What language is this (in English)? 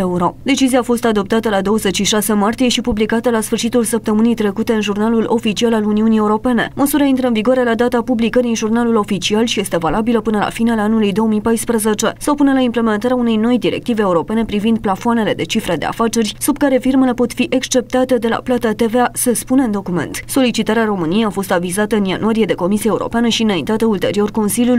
Romanian